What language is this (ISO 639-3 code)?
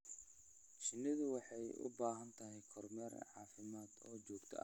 som